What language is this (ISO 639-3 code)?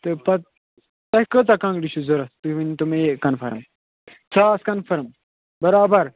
kas